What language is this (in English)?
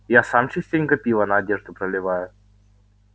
Russian